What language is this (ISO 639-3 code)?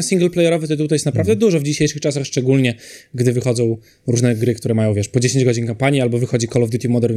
pol